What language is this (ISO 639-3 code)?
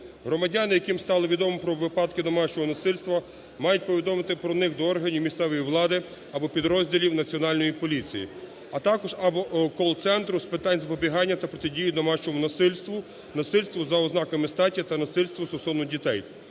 ukr